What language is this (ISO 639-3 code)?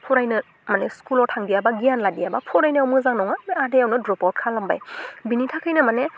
brx